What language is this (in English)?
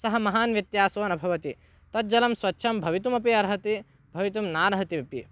Sanskrit